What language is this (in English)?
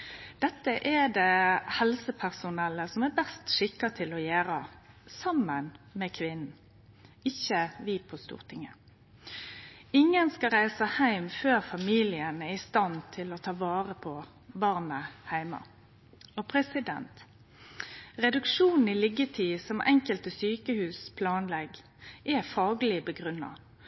Norwegian Nynorsk